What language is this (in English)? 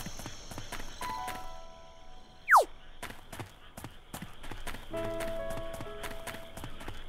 Japanese